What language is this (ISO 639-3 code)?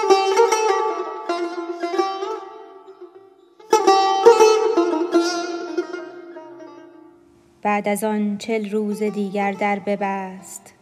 fas